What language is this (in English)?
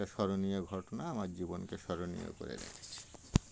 Bangla